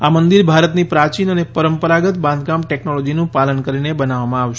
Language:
Gujarati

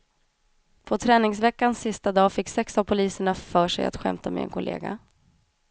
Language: Swedish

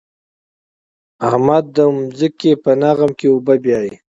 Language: Pashto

